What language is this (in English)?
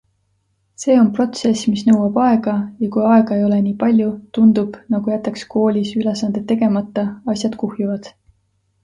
Estonian